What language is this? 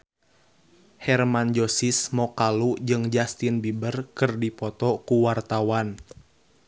Sundanese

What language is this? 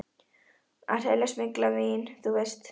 Icelandic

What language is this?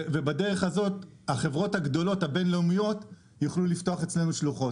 Hebrew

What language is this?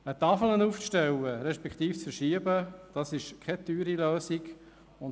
Swiss German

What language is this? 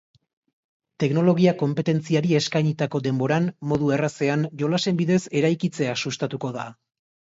Basque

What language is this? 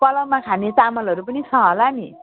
Nepali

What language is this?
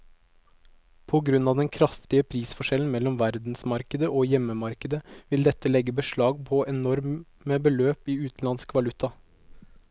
Norwegian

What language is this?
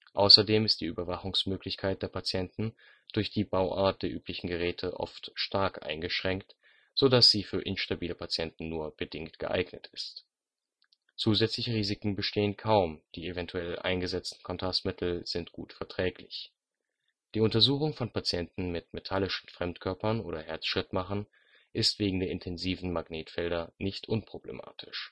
German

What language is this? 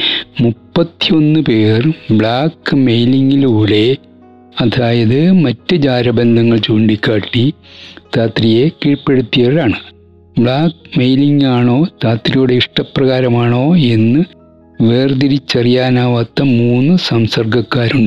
Malayalam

